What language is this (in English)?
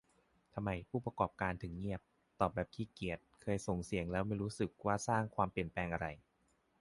Thai